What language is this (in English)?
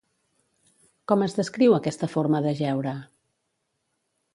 Catalan